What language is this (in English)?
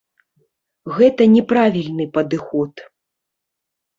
Belarusian